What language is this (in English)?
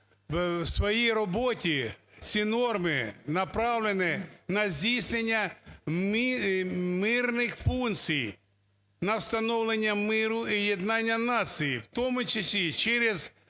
Ukrainian